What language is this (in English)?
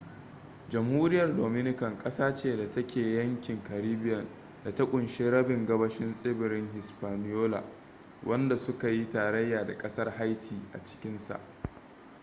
Hausa